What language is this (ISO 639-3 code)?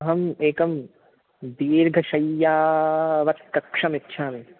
san